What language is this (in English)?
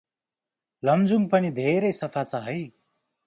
Nepali